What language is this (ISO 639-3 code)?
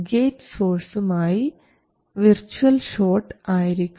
mal